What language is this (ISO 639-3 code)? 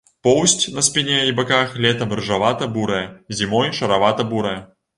bel